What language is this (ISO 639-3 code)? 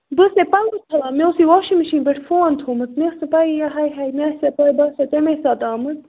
kas